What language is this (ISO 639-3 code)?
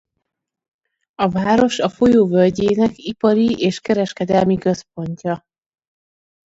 hun